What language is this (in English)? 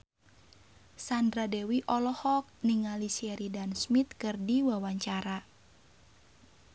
Sundanese